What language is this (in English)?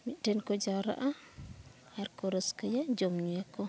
Santali